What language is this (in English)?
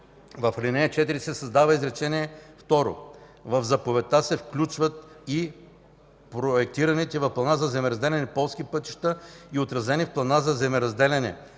Bulgarian